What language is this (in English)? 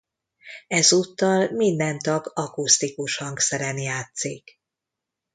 Hungarian